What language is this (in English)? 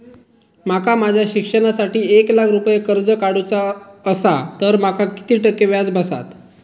Marathi